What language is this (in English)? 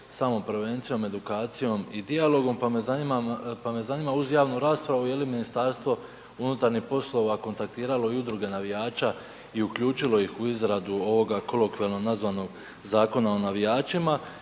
Croatian